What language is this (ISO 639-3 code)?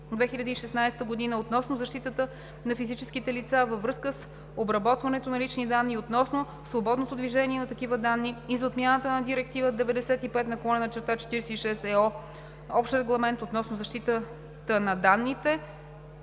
bul